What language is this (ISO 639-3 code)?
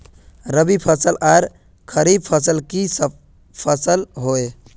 mag